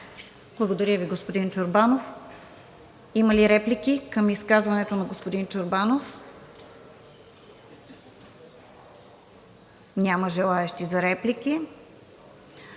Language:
Bulgarian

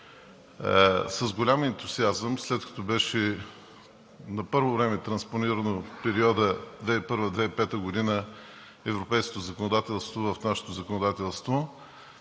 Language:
Bulgarian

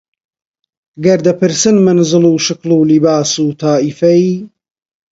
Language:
Central Kurdish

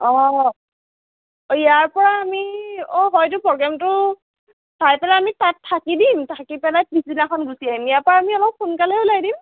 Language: Assamese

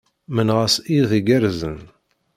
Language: Kabyle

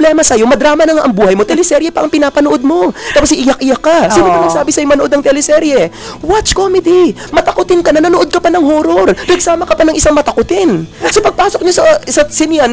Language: Filipino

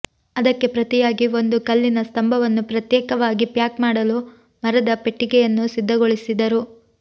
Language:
Kannada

